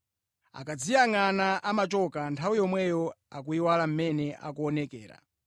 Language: Nyanja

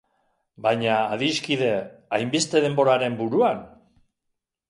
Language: Basque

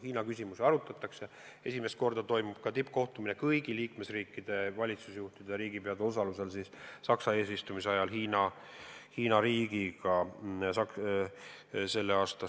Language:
Estonian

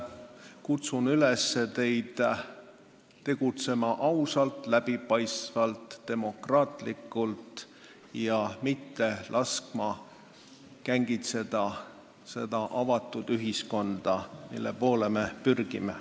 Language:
Estonian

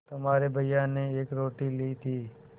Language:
Hindi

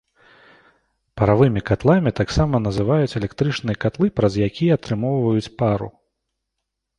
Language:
Belarusian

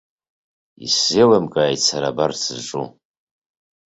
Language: Abkhazian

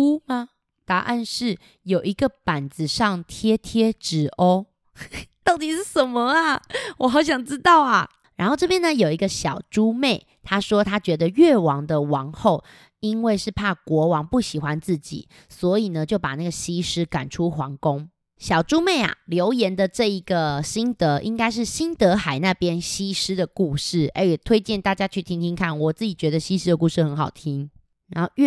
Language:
Chinese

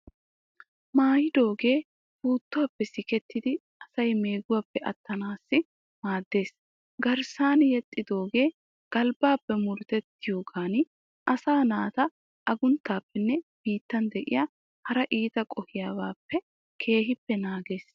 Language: Wolaytta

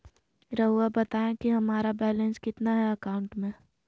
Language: Magahi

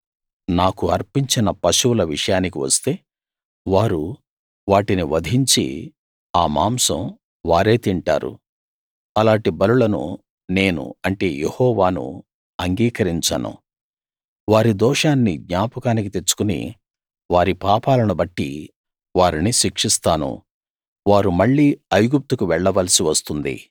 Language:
Telugu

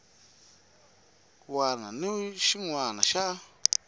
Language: Tsonga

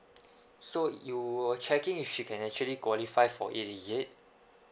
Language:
English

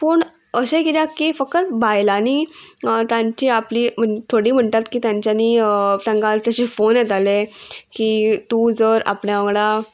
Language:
Konkani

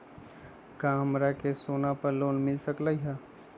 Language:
Magahi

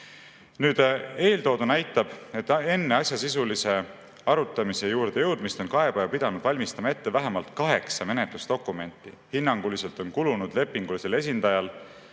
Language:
Estonian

